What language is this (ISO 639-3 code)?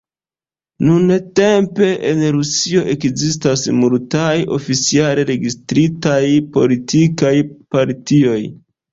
epo